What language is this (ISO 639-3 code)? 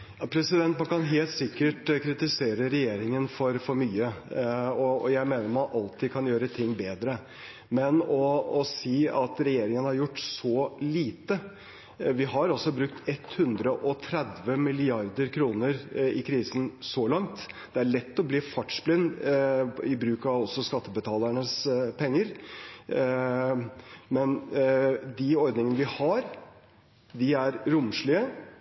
nob